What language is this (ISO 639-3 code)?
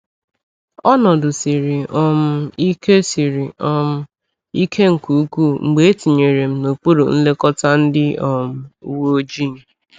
ibo